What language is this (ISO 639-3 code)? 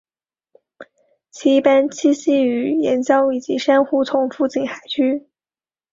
zho